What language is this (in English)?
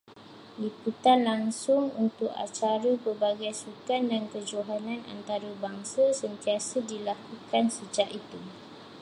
Malay